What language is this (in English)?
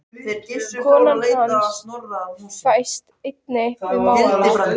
Icelandic